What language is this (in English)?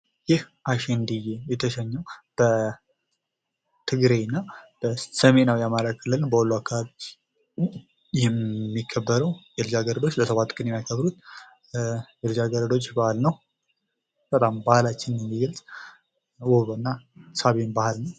Amharic